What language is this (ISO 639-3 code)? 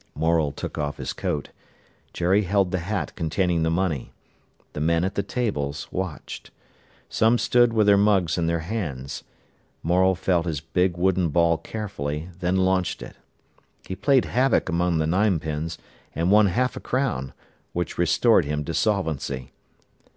eng